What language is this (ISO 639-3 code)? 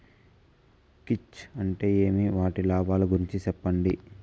tel